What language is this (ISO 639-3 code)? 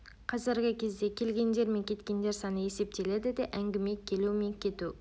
kaz